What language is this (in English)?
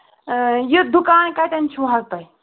Kashmiri